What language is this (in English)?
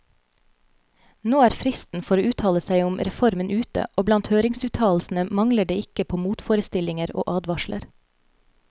Norwegian